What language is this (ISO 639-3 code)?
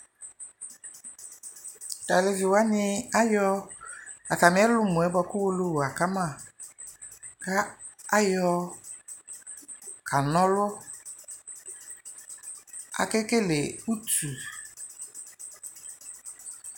kpo